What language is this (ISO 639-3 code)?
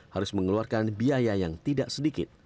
ind